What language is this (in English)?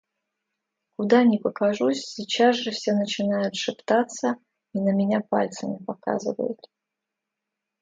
Russian